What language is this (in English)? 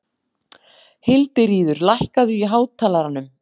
Icelandic